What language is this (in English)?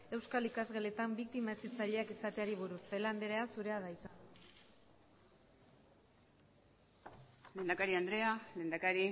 Basque